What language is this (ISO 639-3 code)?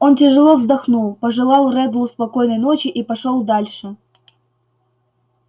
rus